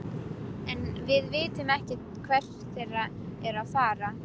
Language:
Icelandic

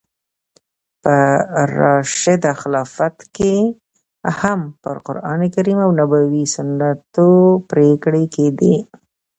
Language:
Pashto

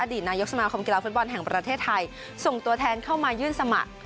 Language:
Thai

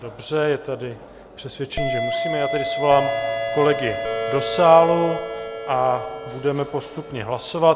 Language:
Czech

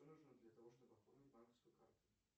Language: Russian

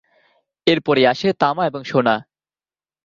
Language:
Bangla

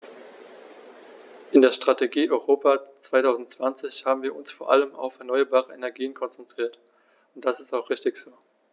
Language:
German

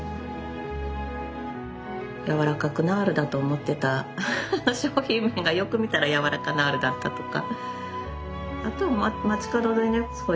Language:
Japanese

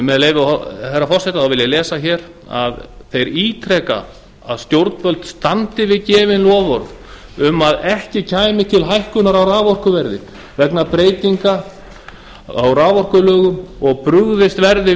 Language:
Icelandic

